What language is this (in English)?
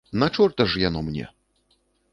Belarusian